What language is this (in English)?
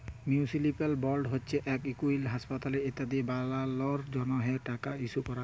Bangla